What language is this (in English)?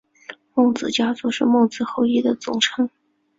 Chinese